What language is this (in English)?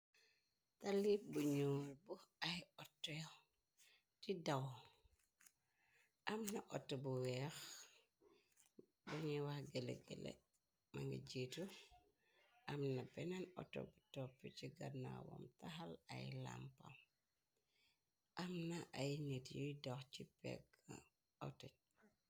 Wolof